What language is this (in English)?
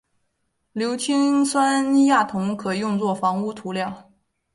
Chinese